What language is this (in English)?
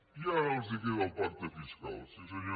Catalan